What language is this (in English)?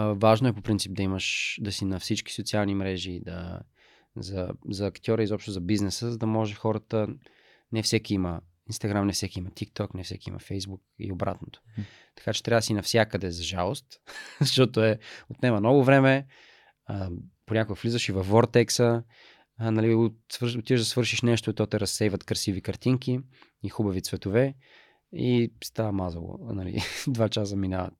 Bulgarian